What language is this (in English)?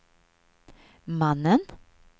Swedish